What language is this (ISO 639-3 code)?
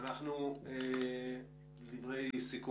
heb